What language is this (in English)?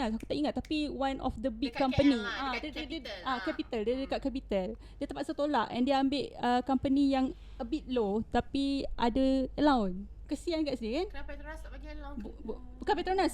Malay